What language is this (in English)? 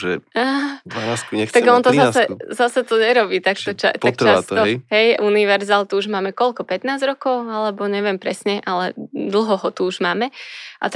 Slovak